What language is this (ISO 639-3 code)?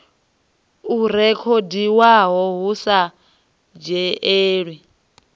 ven